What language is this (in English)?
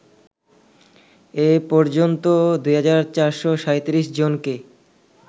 Bangla